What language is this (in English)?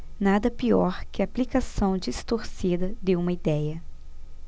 Portuguese